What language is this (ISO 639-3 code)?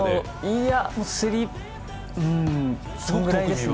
jpn